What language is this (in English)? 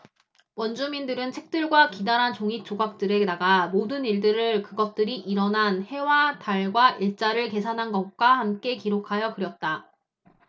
Korean